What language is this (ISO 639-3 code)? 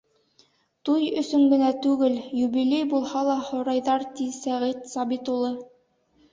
bak